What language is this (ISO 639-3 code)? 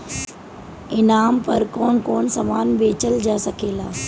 bho